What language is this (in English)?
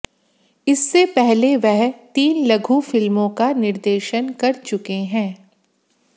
Hindi